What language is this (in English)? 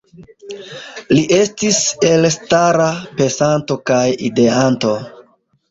Esperanto